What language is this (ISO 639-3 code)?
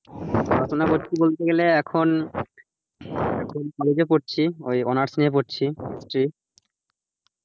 ben